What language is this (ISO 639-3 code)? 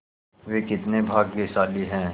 hin